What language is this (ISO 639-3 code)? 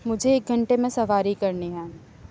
urd